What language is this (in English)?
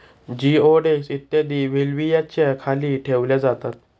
Marathi